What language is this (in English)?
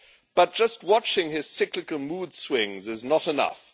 English